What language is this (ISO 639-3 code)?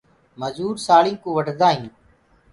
ggg